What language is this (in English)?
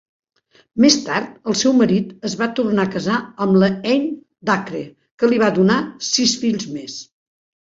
Catalan